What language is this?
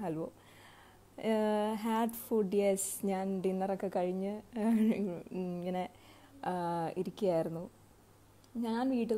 Hindi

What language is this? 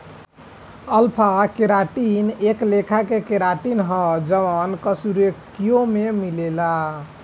Bhojpuri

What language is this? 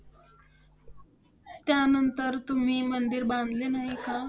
Marathi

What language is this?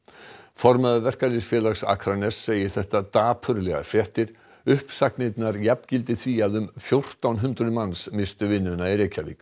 Icelandic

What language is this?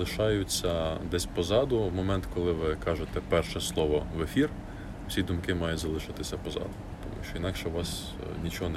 Ukrainian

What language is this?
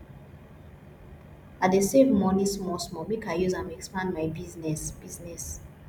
Nigerian Pidgin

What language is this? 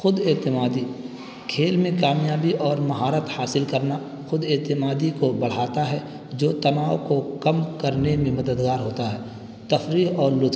Urdu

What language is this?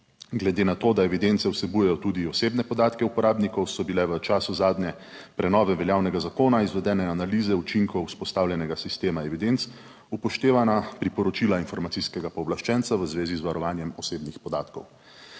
Slovenian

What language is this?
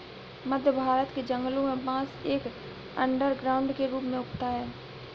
Hindi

